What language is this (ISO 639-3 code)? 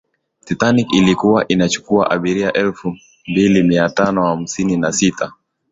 swa